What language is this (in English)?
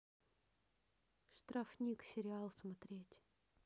Russian